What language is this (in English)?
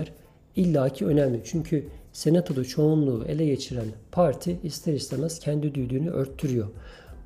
Turkish